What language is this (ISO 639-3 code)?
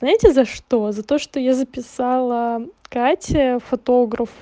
rus